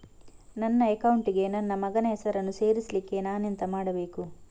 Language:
Kannada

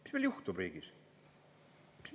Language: Estonian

